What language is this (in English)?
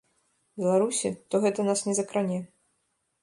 Belarusian